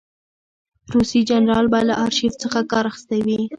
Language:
Pashto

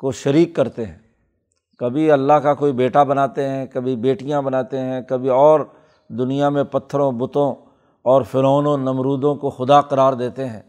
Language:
Urdu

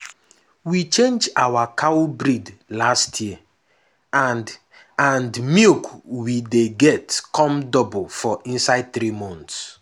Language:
Nigerian Pidgin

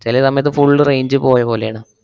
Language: Malayalam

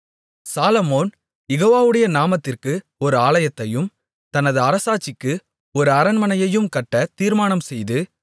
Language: Tamil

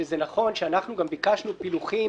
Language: Hebrew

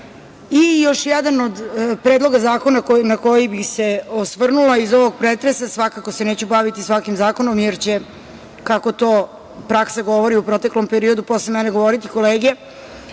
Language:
Serbian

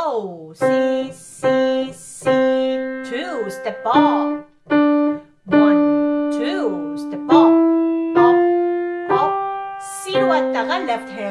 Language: Korean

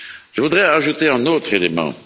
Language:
French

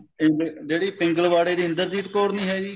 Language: Punjabi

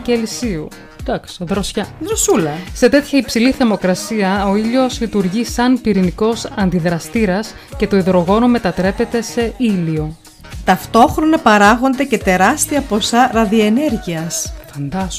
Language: Greek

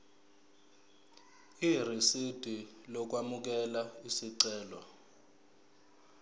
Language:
Zulu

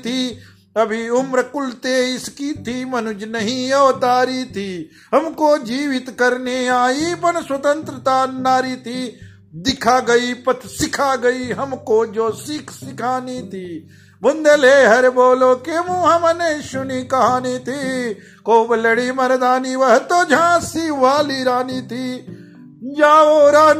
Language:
Hindi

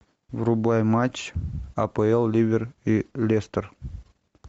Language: Russian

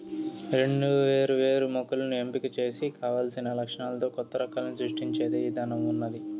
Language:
Telugu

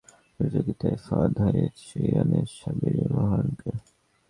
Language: Bangla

